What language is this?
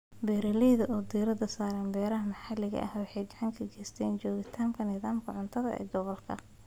Somali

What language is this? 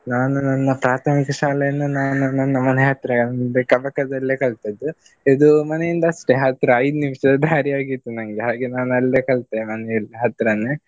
Kannada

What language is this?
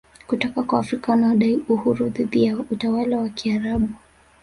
Swahili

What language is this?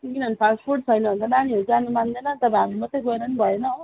Nepali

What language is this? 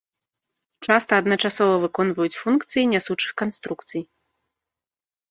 Belarusian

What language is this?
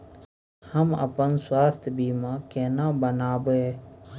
Maithili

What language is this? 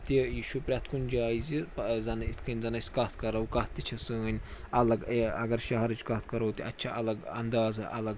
Kashmiri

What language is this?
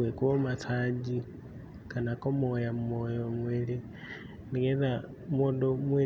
Kikuyu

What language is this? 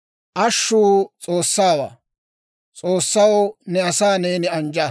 Dawro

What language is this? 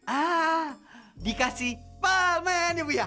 Indonesian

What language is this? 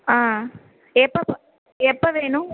Tamil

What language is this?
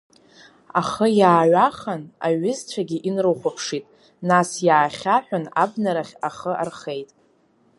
Abkhazian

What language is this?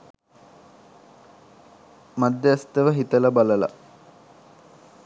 Sinhala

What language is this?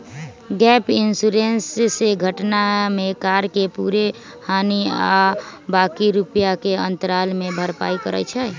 Magahi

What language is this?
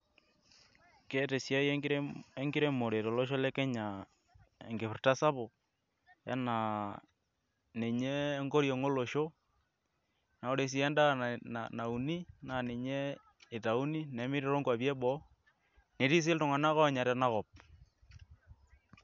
Masai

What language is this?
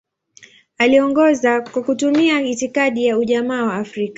Swahili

